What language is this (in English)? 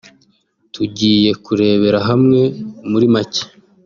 Kinyarwanda